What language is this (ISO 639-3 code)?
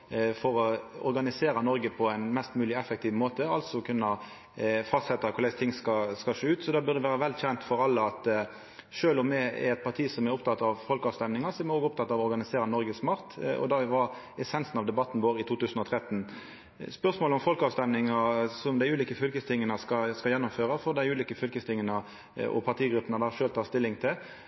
nno